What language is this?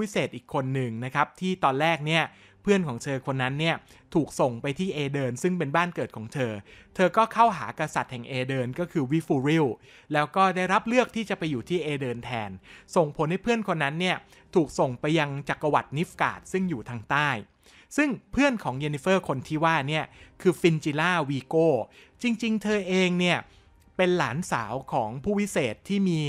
Thai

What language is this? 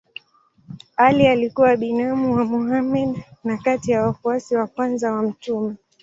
Swahili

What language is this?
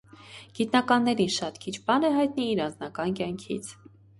Armenian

